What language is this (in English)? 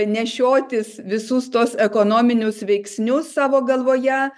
Lithuanian